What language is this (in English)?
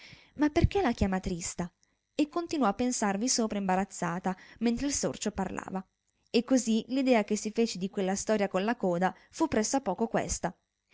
Italian